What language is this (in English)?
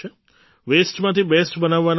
Gujarati